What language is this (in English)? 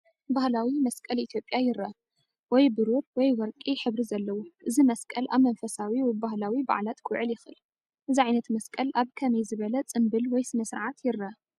Tigrinya